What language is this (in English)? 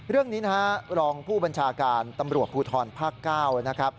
Thai